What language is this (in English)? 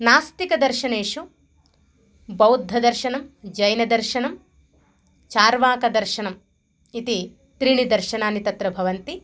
Sanskrit